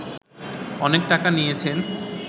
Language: Bangla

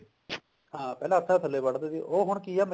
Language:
Punjabi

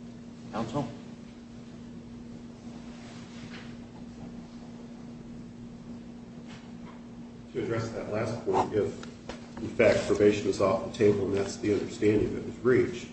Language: English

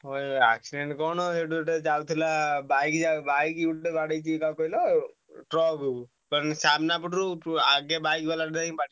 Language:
Odia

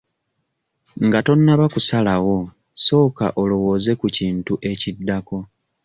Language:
Ganda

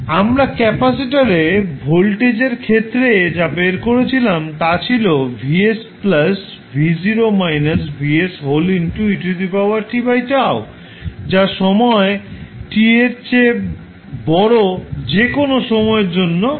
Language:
Bangla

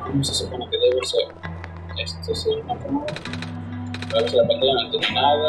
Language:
Spanish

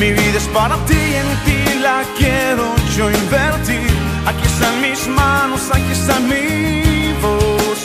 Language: Greek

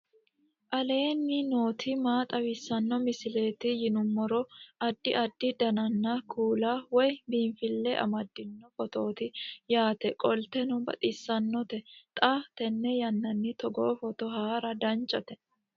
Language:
Sidamo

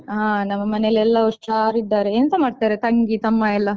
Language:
Kannada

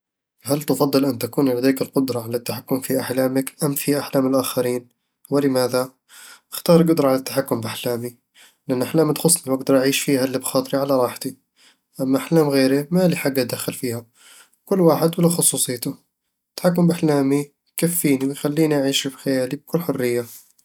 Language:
Eastern Egyptian Bedawi Arabic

